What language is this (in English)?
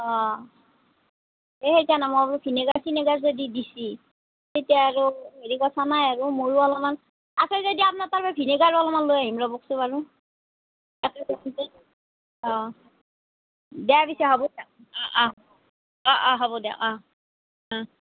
Assamese